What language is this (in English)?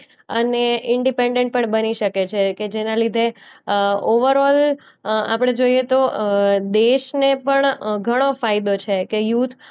Gujarati